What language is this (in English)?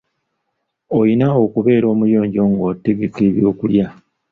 Ganda